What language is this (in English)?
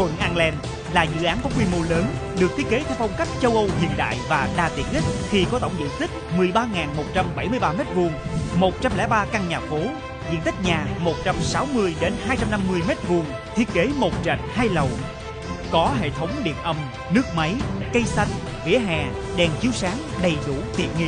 Vietnamese